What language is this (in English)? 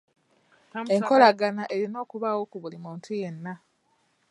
Ganda